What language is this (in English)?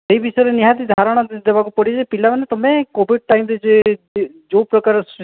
Odia